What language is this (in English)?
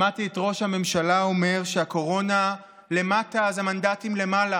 Hebrew